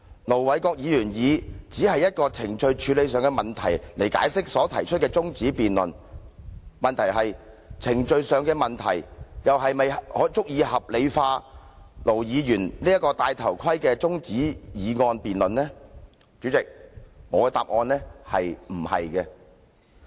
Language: Cantonese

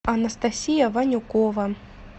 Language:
Russian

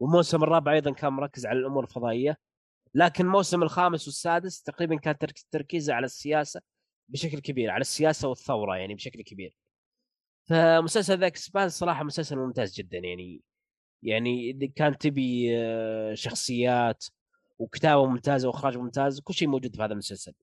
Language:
Arabic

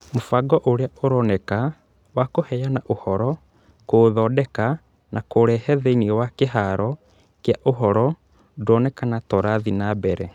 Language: Kikuyu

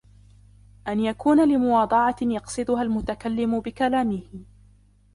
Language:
Arabic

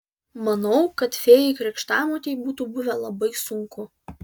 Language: Lithuanian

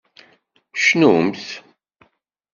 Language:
Kabyle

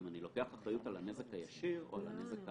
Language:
Hebrew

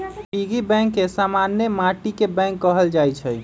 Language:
Magahi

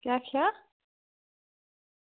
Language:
Dogri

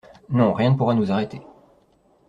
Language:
French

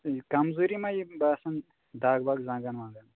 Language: Kashmiri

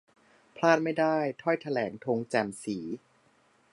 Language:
Thai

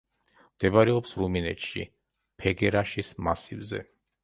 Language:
Georgian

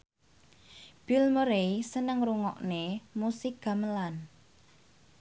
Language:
Javanese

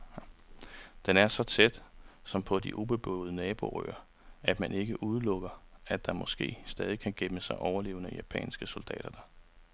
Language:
Danish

